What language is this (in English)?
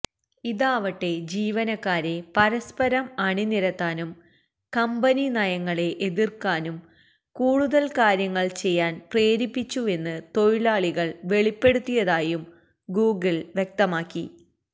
Malayalam